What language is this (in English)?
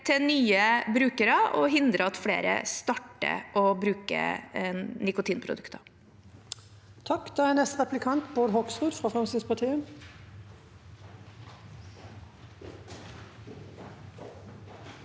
Norwegian